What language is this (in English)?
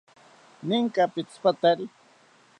South Ucayali Ashéninka